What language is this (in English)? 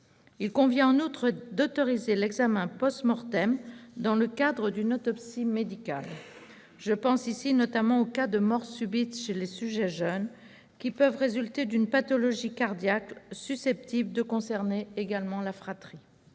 French